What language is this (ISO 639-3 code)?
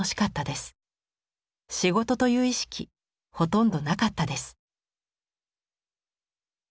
jpn